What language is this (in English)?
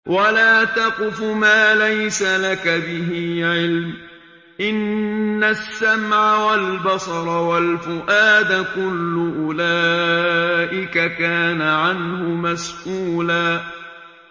Arabic